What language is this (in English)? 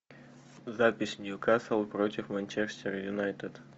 Russian